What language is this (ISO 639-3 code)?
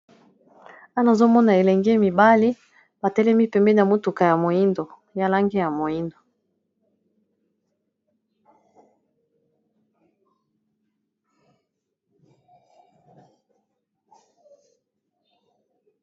lin